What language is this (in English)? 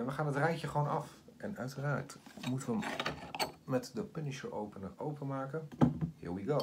Dutch